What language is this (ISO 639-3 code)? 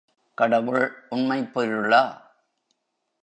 tam